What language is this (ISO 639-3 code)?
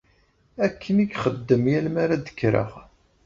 kab